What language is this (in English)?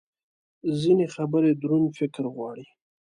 Pashto